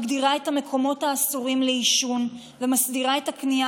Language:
Hebrew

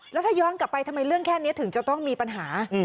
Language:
Thai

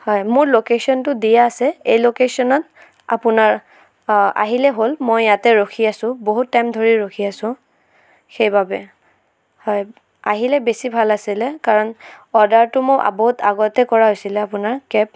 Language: Assamese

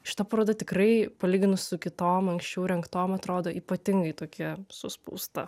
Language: Lithuanian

